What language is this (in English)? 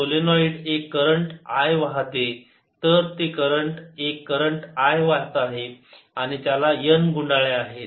Marathi